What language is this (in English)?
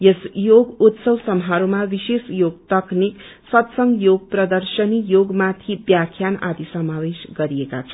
Nepali